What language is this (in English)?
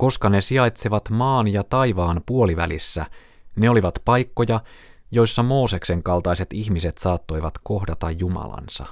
Finnish